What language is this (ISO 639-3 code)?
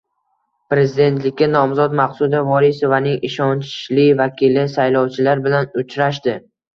uzb